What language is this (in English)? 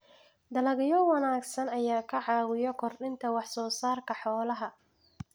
Somali